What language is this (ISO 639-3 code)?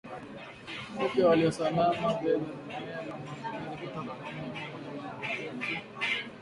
swa